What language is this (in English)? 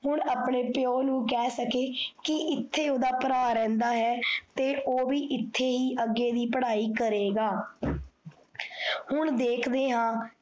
Punjabi